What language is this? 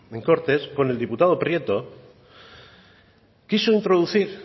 Spanish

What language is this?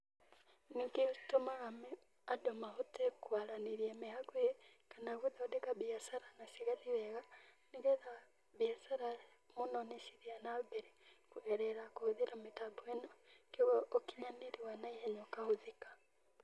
Kikuyu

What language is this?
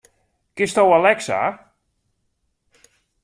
Western Frisian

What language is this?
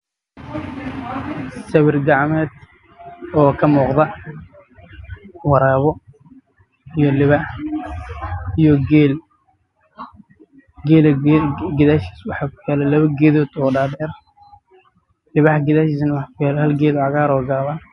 Somali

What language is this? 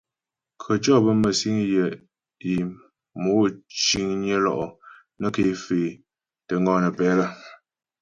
Ghomala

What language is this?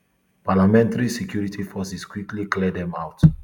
Nigerian Pidgin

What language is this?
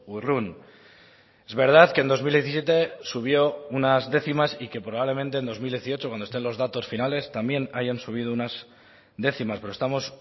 Spanish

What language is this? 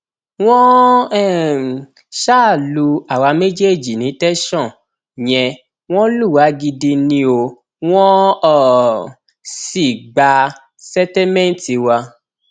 Yoruba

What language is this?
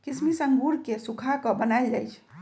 Magahi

